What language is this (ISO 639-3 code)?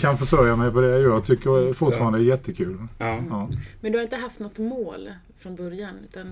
swe